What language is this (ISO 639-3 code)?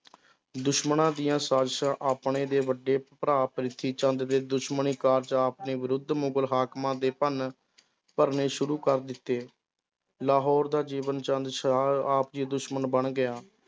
pan